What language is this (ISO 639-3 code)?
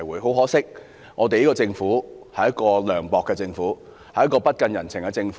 yue